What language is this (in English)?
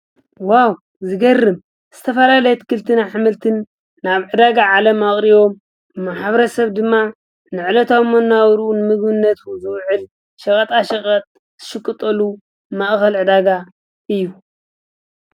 Tigrinya